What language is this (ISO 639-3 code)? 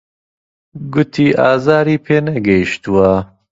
ckb